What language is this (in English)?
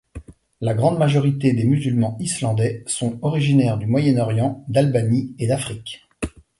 French